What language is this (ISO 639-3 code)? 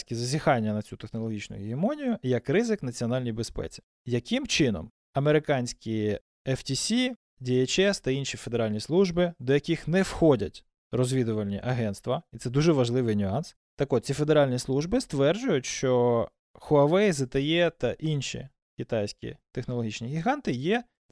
ukr